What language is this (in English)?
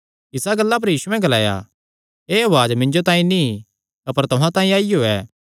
Kangri